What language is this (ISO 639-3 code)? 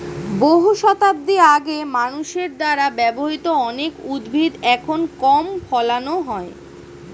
ben